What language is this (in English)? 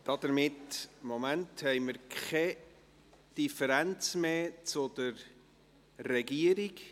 Swiss German